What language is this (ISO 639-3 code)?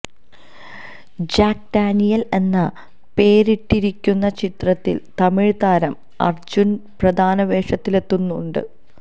mal